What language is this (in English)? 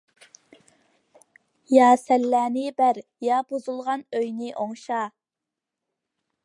Uyghur